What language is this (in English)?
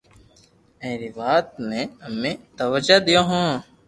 Loarki